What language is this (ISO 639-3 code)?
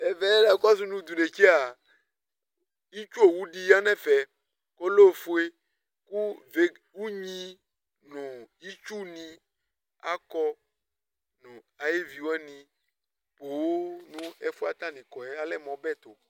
kpo